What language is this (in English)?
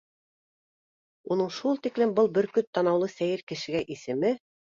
Bashkir